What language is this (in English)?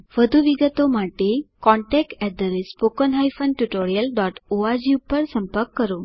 Gujarati